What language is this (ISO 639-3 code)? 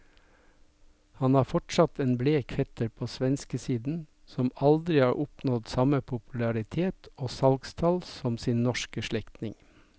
nor